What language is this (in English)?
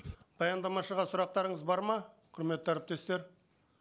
Kazakh